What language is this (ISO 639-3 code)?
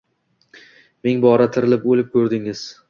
uzb